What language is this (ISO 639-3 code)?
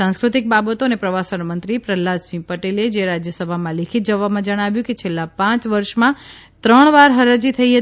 guj